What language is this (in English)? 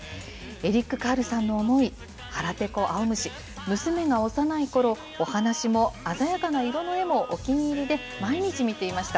Japanese